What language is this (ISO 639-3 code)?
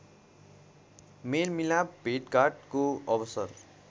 nep